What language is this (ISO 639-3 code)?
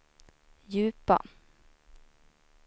swe